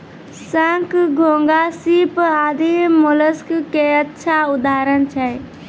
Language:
Maithili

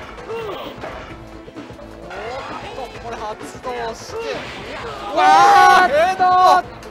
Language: Japanese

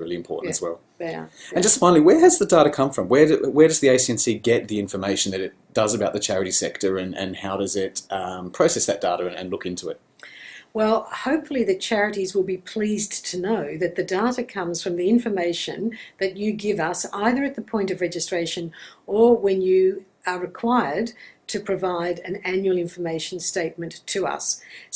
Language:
English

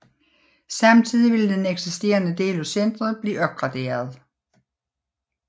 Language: Danish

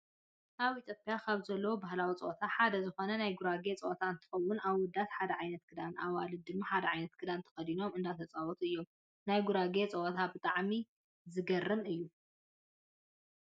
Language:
Tigrinya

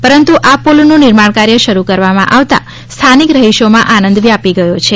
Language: Gujarati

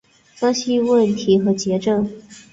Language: Chinese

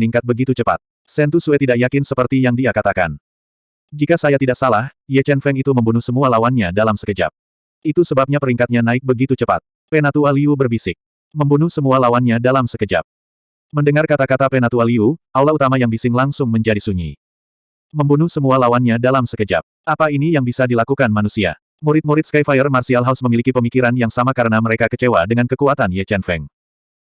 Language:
Indonesian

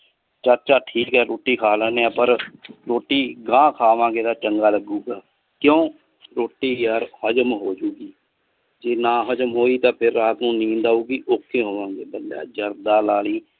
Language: Punjabi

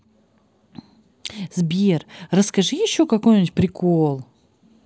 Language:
Russian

